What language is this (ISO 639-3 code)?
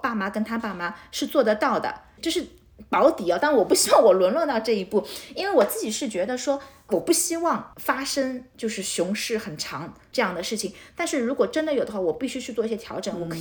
zho